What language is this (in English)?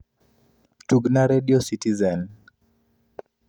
Luo (Kenya and Tanzania)